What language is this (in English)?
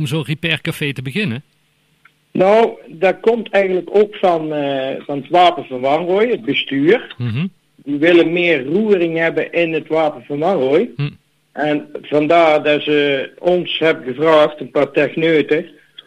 Dutch